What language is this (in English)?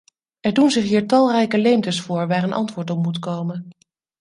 Dutch